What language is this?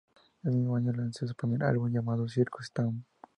Spanish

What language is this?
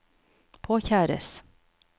Norwegian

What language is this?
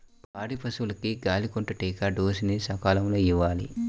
Telugu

